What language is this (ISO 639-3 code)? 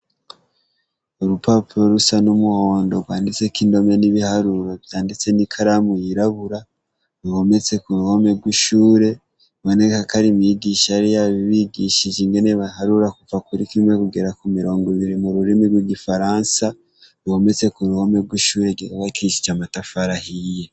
run